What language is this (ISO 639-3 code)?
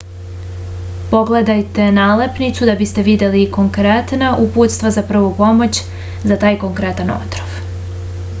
srp